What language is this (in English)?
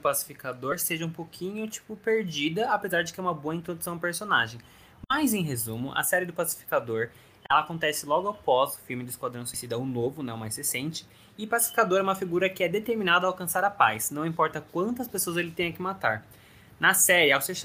Portuguese